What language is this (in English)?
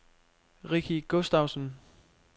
Danish